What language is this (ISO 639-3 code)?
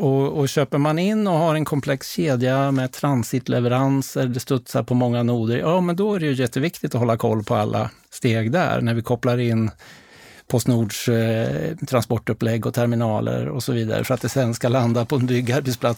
swe